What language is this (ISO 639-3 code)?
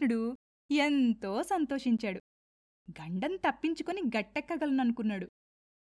tel